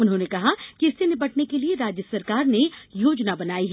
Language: Hindi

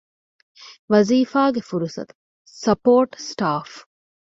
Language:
Divehi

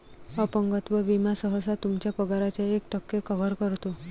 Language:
Marathi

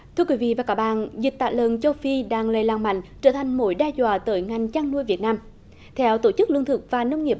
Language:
Vietnamese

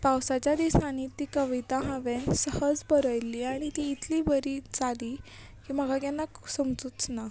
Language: Konkani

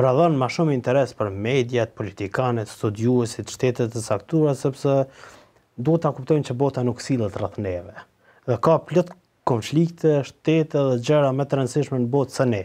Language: Romanian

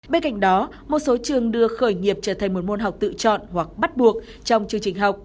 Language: Vietnamese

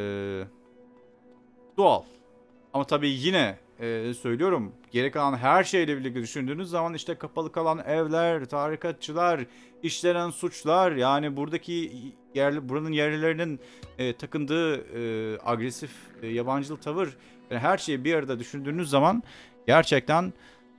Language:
Turkish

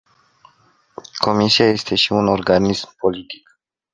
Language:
Romanian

